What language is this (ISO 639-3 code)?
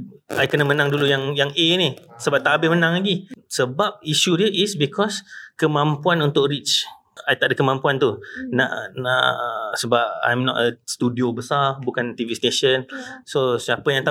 msa